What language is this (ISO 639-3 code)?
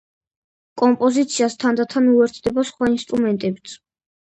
kat